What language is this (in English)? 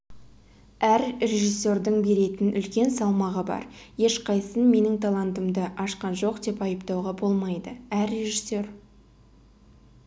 Kazakh